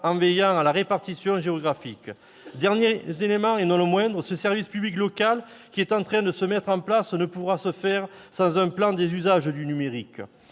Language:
French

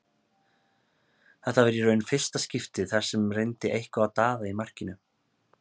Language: Icelandic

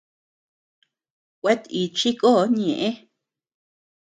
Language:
Tepeuxila Cuicatec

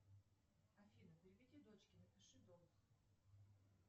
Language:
Russian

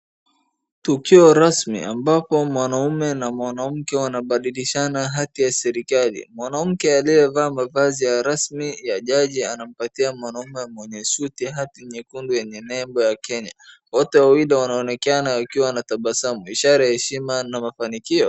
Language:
Swahili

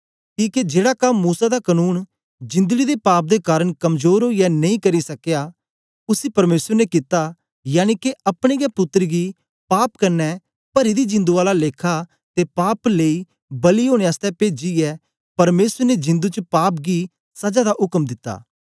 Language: Dogri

